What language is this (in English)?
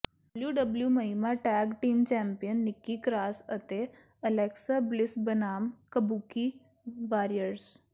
Punjabi